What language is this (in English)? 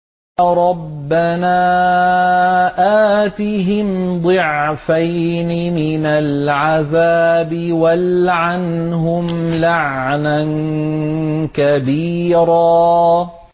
Arabic